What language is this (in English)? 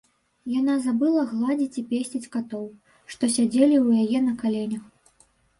Belarusian